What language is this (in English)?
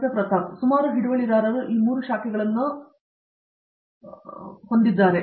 Kannada